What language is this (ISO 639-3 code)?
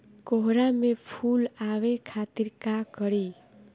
bho